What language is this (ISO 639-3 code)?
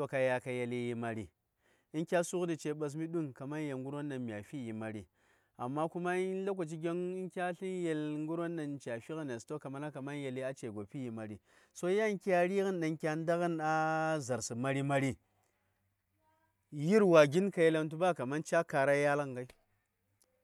say